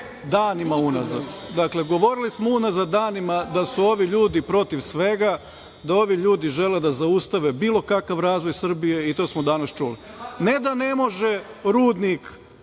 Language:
Serbian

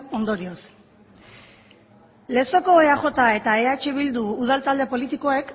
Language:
Basque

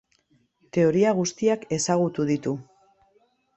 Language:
Basque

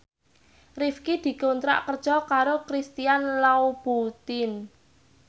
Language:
Javanese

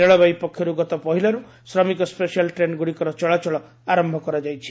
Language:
Odia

